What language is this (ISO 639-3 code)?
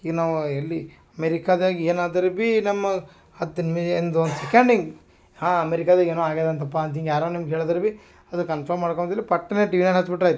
kan